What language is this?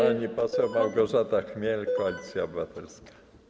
Polish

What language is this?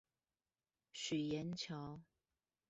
Chinese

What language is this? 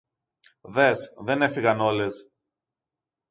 Greek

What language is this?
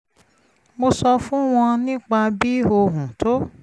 Yoruba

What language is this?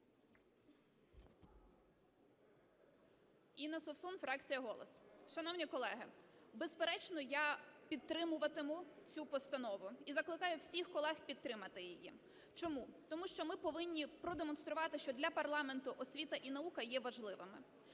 Ukrainian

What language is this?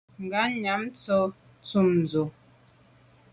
Medumba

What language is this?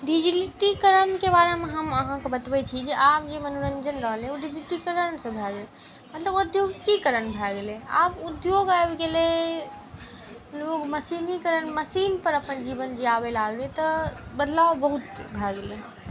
Maithili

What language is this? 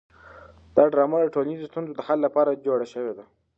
Pashto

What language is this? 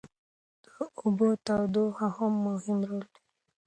Pashto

